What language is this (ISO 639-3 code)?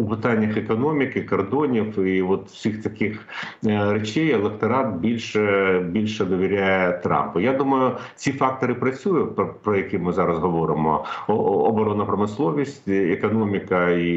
ukr